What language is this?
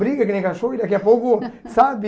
Portuguese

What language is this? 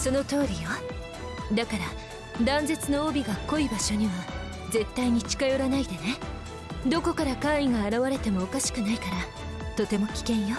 Japanese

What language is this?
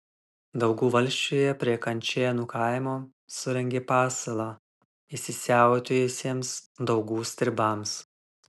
Lithuanian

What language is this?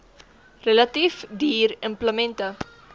Afrikaans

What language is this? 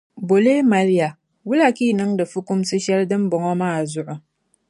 Dagbani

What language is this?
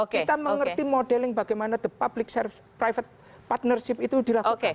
Indonesian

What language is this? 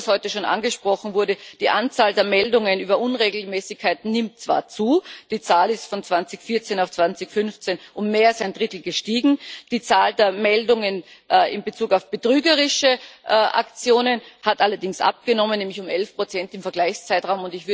German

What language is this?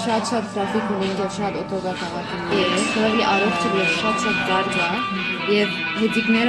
Turkish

